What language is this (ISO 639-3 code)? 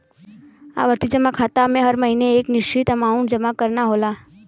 bho